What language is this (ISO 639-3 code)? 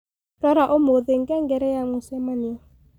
kik